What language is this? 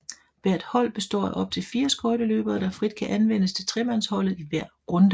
Danish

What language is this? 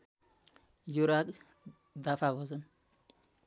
Nepali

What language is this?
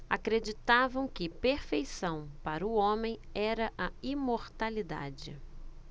Portuguese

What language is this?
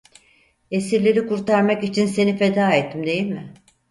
Turkish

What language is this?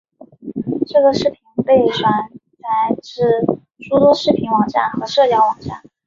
Chinese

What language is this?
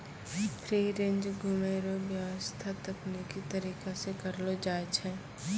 Maithili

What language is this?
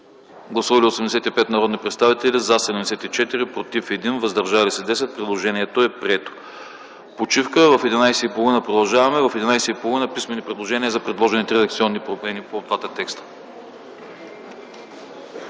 Bulgarian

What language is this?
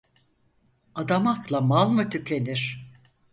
Turkish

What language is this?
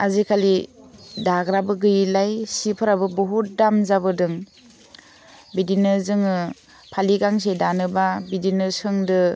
Bodo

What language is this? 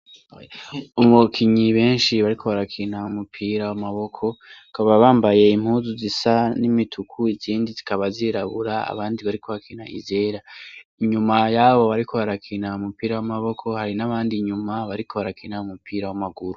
Rundi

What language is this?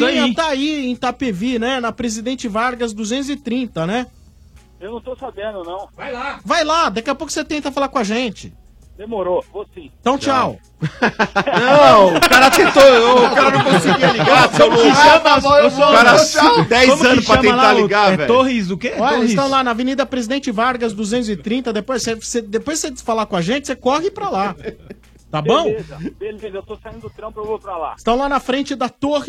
Portuguese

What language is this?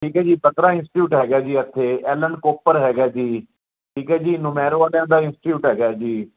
Punjabi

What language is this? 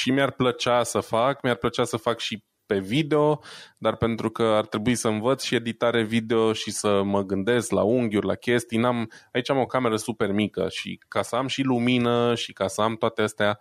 Romanian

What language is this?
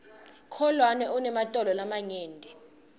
Swati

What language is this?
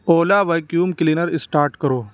Urdu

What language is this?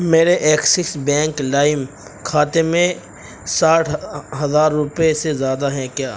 Urdu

